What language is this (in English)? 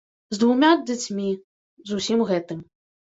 Belarusian